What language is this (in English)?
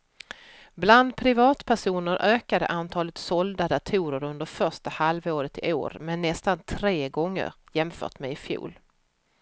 Swedish